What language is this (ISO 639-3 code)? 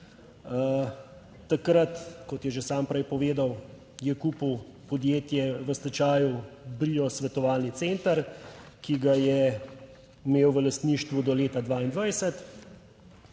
slv